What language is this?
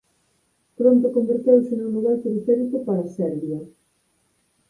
Galician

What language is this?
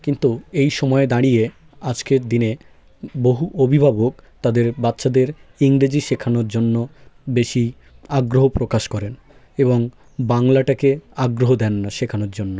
Bangla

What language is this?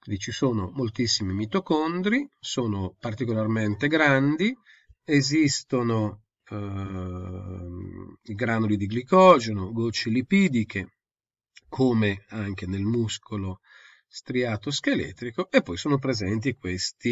Italian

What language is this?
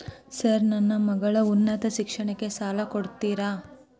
Kannada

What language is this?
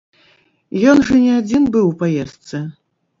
Belarusian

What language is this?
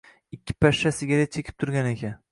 Uzbek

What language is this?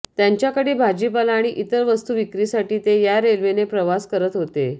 Marathi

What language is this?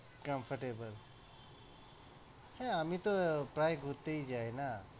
Bangla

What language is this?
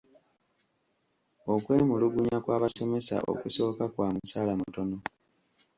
Ganda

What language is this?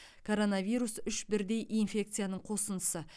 Kazakh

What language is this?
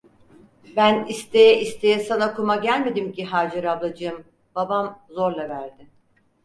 Turkish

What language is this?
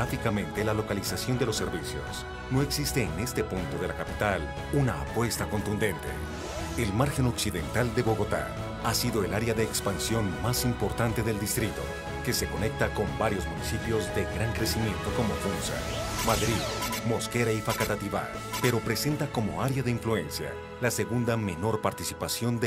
Spanish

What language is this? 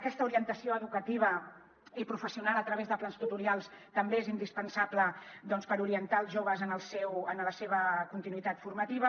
Catalan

